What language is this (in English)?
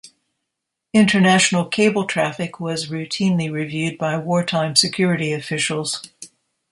English